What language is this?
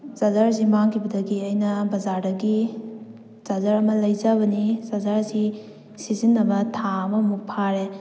Manipuri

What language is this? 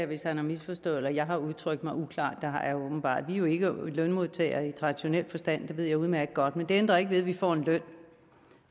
Danish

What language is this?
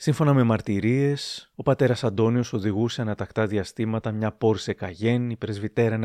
Greek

